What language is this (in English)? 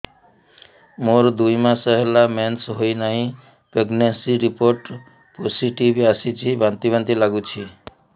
Odia